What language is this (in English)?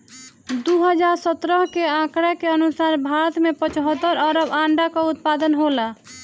Bhojpuri